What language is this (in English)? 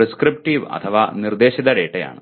Malayalam